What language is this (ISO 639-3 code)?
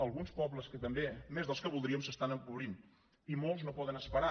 cat